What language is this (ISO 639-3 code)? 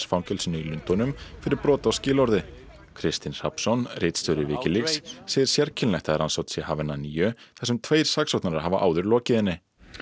isl